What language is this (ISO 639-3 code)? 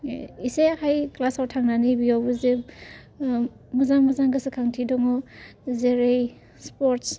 brx